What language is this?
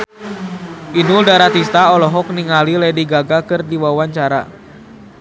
Sundanese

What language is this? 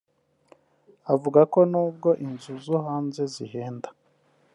Kinyarwanda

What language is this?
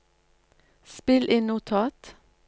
Norwegian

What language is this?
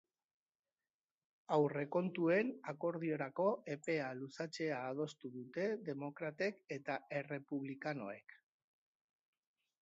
Basque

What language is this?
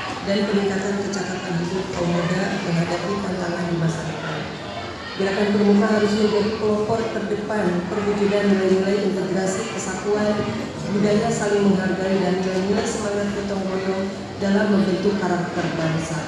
Indonesian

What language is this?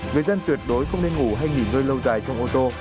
Vietnamese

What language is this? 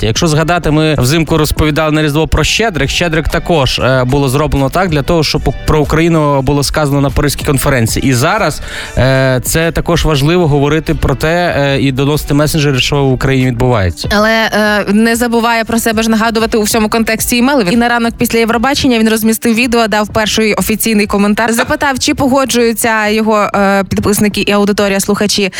Ukrainian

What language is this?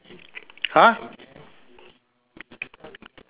English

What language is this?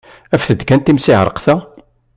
Kabyle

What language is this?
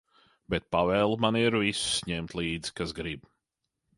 Latvian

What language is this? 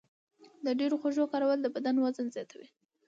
Pashto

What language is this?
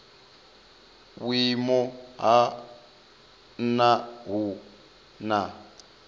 Venda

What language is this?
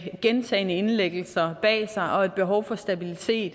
Danish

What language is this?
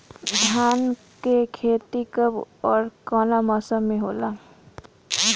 Bhojpuri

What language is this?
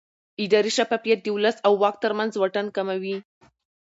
Pashto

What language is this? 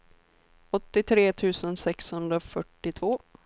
Swedish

